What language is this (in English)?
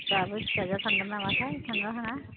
Bodo